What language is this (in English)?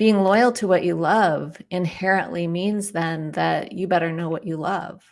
English